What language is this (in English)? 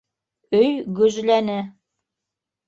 Bashkir